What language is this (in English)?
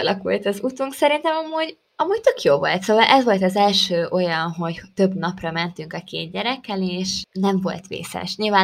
Hungarian